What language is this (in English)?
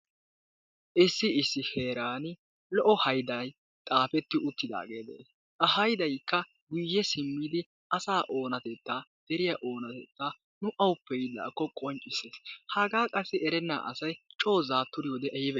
Wolaytta